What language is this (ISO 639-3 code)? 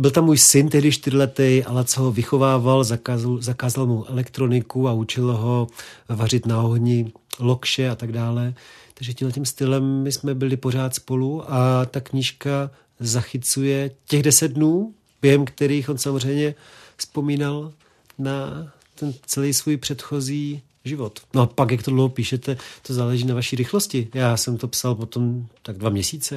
ces